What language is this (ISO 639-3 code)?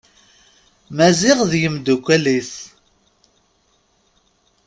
kab